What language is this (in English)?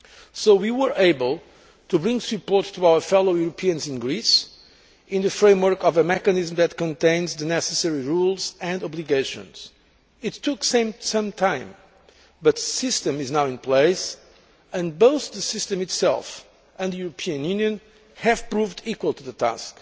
English